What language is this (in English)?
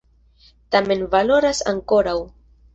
Esperanto